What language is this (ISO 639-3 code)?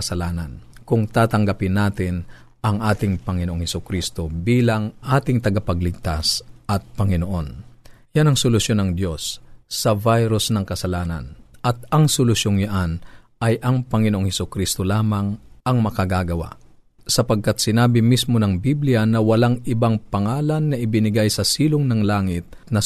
fil